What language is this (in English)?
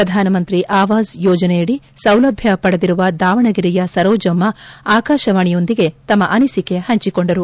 Kannada